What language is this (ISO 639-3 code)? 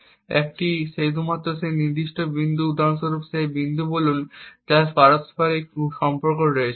ben